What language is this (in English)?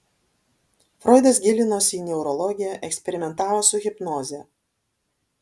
Lithuanian